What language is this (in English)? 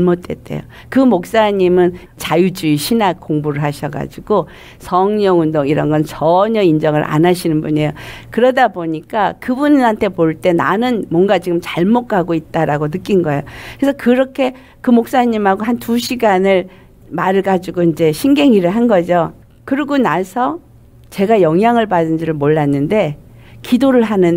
Korean